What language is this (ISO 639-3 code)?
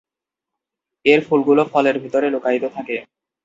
ben